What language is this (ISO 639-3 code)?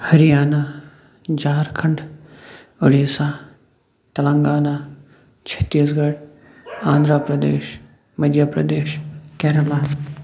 kas